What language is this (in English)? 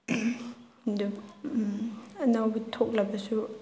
Manipuri